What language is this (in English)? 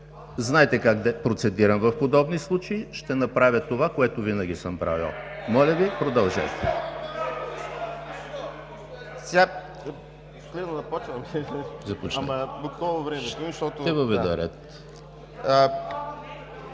Bulgarian